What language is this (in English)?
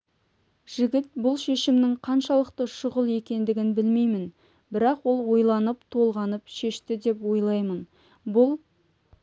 Kazakh